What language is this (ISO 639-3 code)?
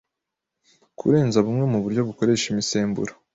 kin